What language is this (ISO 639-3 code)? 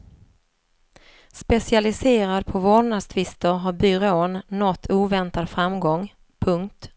swe